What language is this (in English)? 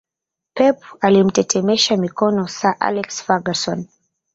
Swahili